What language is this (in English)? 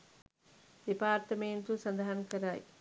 Sinhala